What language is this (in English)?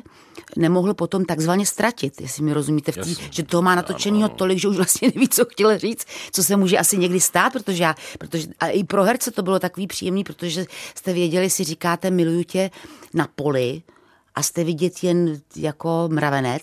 Czech